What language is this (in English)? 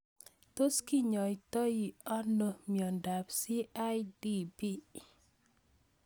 Kalenjin